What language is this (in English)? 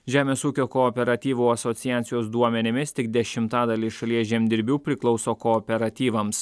Lithuanian